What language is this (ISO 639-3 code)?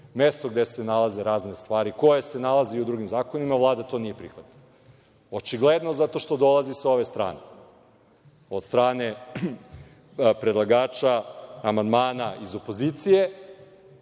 srp